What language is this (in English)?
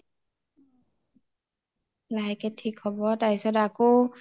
Assamese